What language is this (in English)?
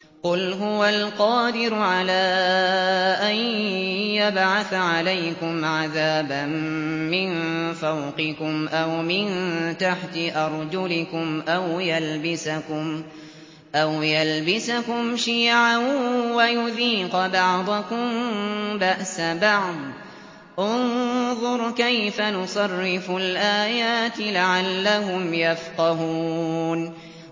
Arabic